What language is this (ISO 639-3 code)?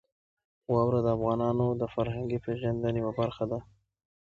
pus